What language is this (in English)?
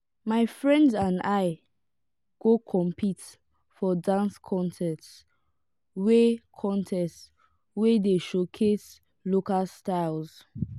Nigerian Pidgin